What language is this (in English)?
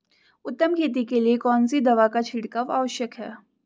Hindi